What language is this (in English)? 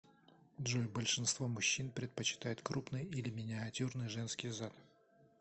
Russian